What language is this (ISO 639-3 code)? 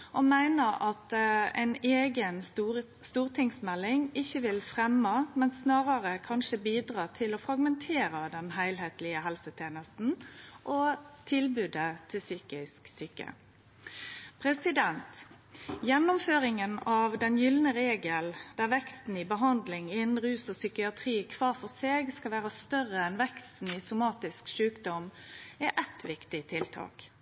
nno